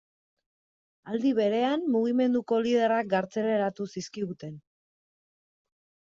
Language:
Basque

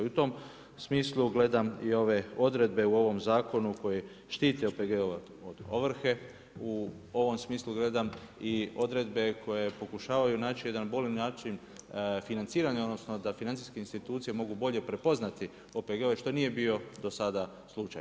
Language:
Croatian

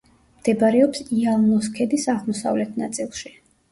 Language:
Georgian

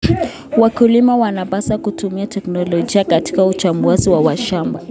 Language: Kalenjin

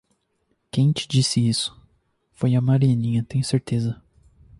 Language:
Portuguese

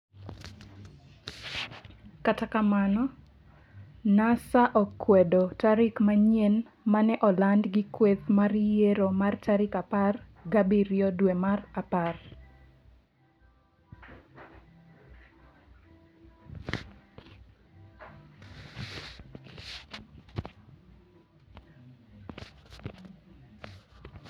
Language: Luo (Kenya and Tanzania)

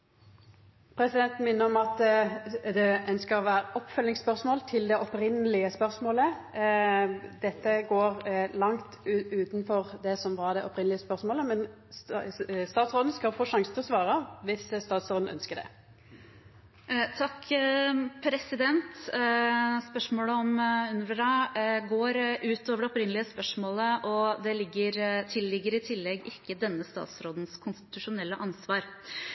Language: Norwegian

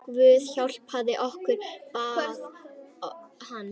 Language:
Icelandic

